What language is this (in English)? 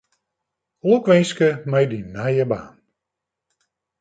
Western Frisian